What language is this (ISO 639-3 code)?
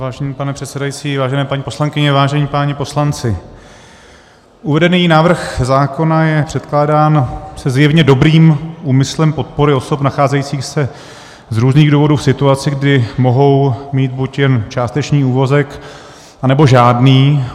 ces